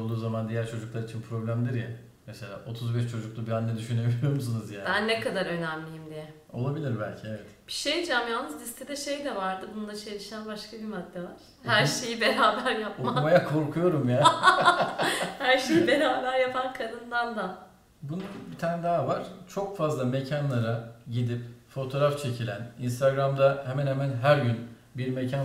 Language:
Turkish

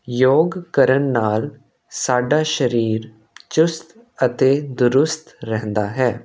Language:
Punjabi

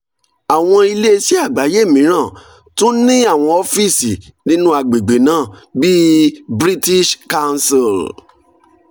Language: Yoruba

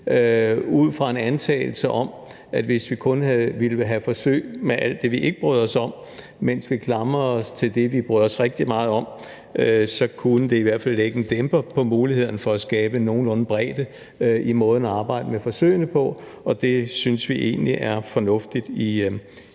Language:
Danish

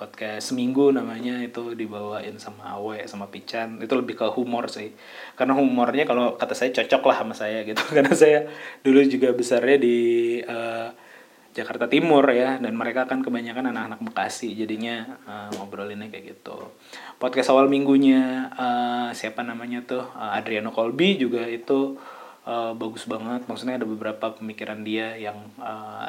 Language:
Indonesian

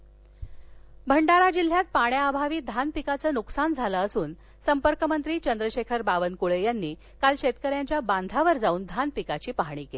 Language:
Marathi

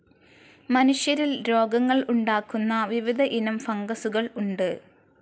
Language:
Malayalam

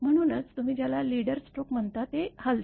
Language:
Marathi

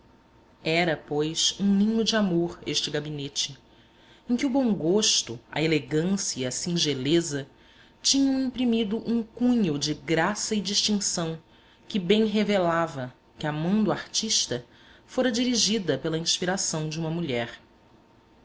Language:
Portuguese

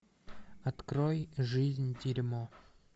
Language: Russian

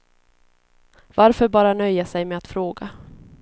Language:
Swedish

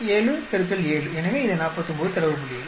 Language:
Tamil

